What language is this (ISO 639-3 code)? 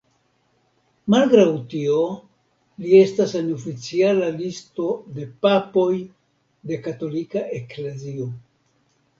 epo